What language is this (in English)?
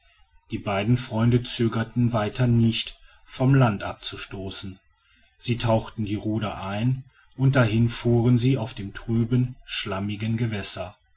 German